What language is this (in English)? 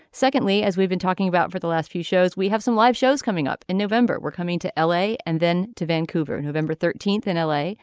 English